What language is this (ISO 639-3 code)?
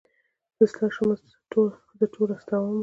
pus